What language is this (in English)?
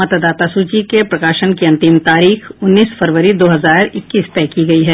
Hindi